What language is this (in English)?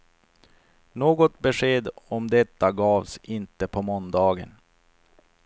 Swedish